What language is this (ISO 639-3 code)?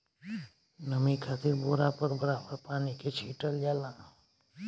bho